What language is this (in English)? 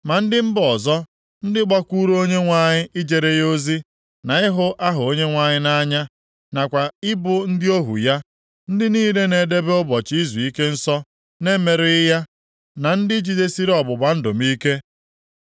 Igbo